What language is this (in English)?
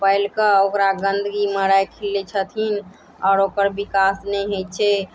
Maithili